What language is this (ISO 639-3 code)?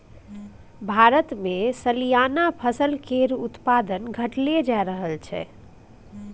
mai